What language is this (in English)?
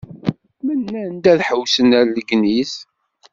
Kabyle